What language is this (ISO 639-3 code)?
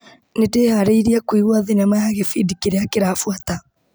kik